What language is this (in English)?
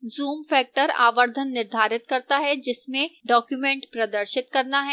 Hindi